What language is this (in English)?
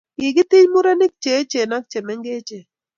Kalenjin